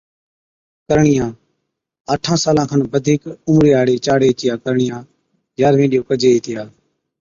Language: Od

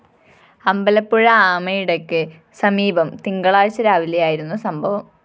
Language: Malayalam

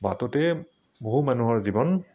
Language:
Assamese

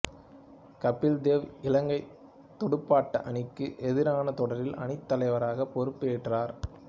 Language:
Tamil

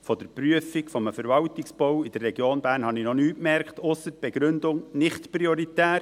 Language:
Swiss German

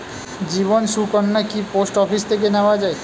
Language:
Bangla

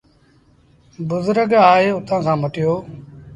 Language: Sindhi Bhil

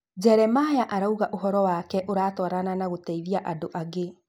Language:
Kikuyu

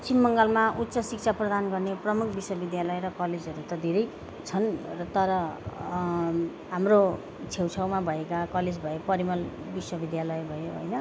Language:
Nepali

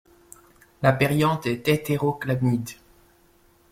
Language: French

